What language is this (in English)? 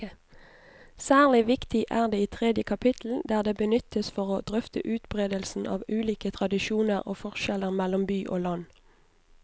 Norwegian